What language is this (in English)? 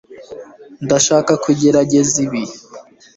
Kinyarwanda